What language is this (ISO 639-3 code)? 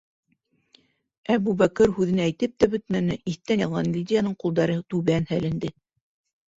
bak